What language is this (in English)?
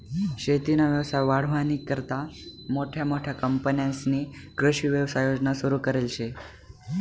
Marathi